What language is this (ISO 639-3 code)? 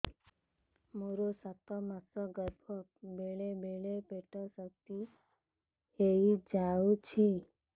ori